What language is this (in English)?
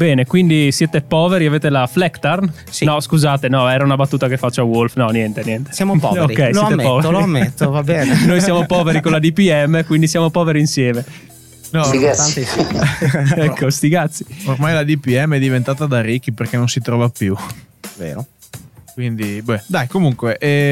Italian